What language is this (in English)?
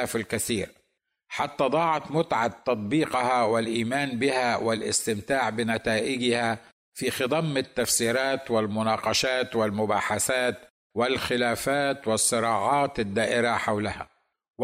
Arabic